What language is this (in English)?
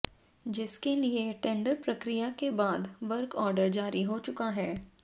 Hindi